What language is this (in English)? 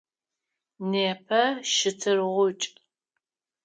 Adyghe